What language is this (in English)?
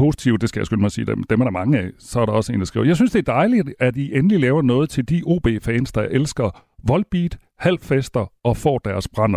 Danish